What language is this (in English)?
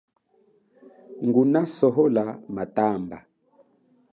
Chokwe